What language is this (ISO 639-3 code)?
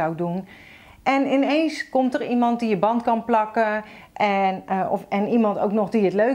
nld